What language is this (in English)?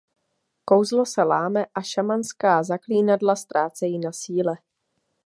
Czech